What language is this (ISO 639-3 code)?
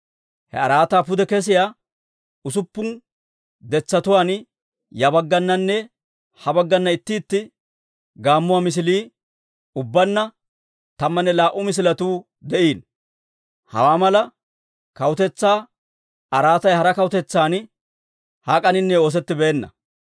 dwr